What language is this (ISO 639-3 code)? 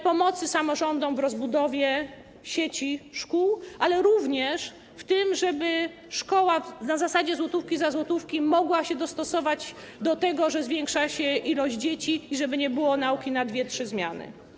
pol